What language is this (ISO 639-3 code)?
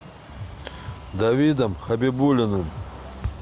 rus